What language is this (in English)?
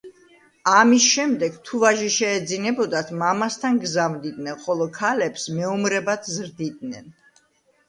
Georgian